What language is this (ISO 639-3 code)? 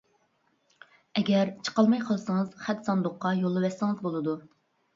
uig